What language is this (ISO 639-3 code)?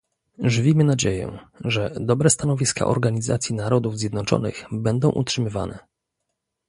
pol